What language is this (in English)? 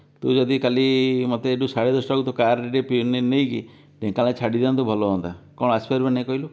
Odia